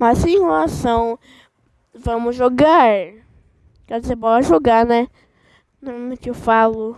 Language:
Portuguese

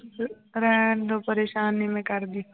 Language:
Punjabi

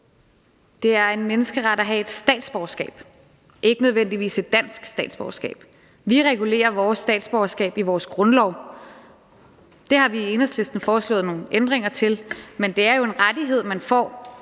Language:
Danish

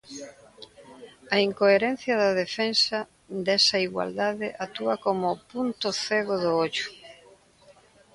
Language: Galician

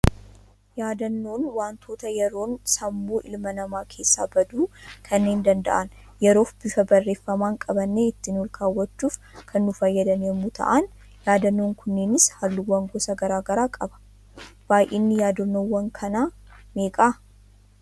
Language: Oromo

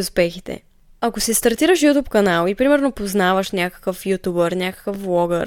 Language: Bulgarian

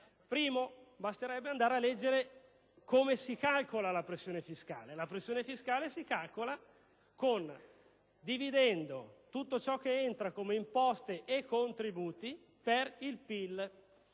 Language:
Italian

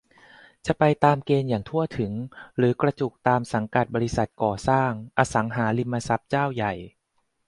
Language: Thai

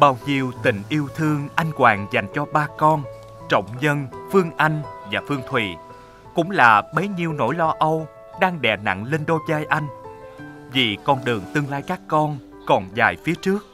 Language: Vietnamese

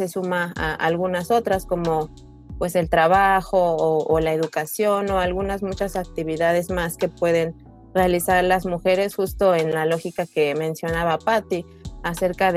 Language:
Spanish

